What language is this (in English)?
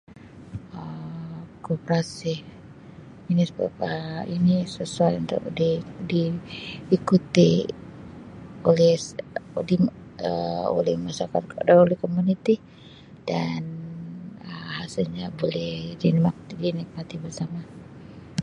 Sabah Malay